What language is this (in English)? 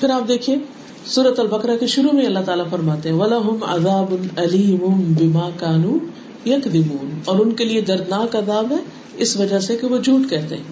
Urdu